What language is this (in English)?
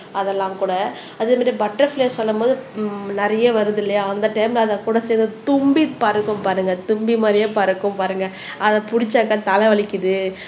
Tamil